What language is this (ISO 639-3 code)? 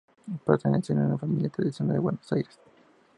spa